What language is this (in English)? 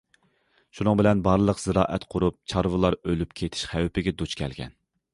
Uyghur